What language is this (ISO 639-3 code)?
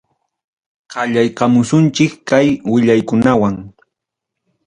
quy